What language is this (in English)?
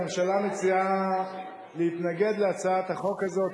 Hebrew